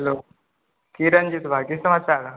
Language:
Maithili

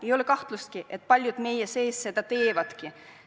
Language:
Estonian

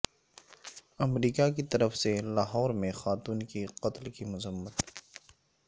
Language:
Urdu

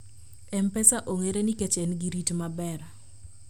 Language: Luo (Kenya and Tanzania)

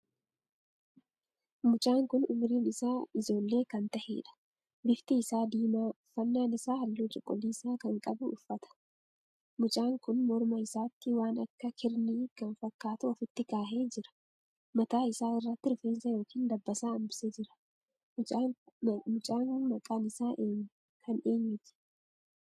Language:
Oromo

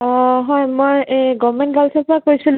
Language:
Assamese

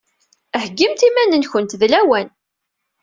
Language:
Kabyle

